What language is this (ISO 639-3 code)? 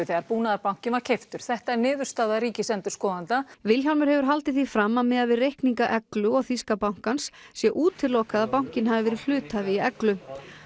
isl